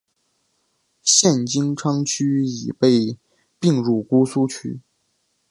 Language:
Chinese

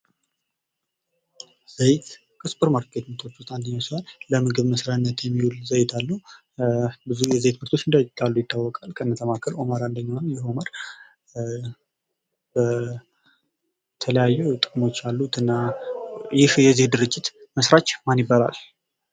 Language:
Amharic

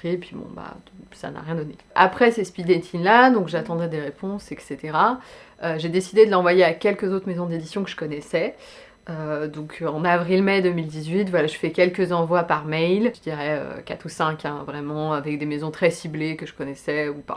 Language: French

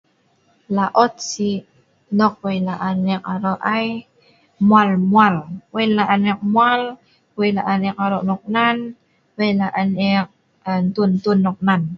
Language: Sa'ban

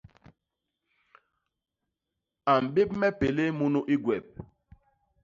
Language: Basaa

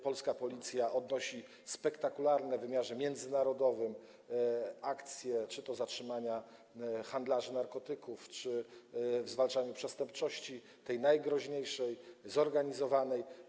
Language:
Polish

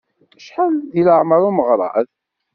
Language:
Kabyle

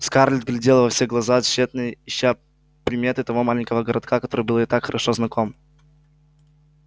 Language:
Russian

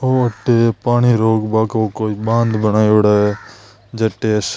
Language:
Marwari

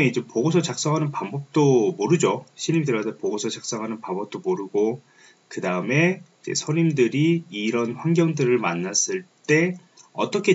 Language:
Korean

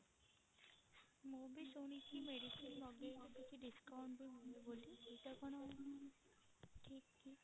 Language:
Odia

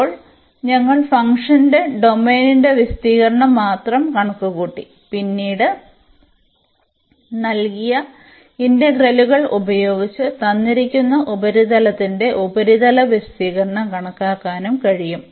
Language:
Malayalam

